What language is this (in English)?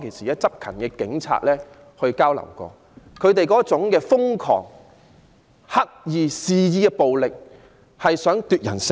Cantonese